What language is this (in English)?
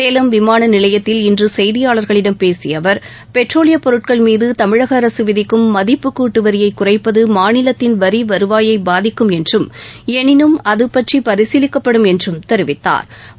Tamil